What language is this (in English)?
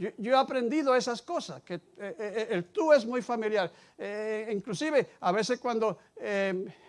Spanish